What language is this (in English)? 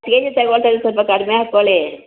Kannada